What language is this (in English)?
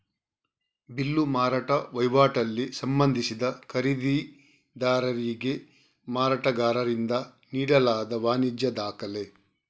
Kannada